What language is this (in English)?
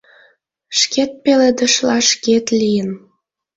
Mari